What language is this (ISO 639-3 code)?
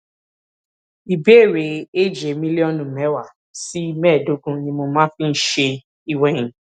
yor